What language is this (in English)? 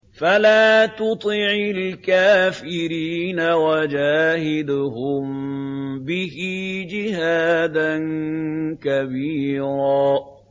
Arabic